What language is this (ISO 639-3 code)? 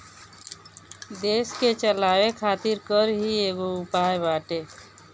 bho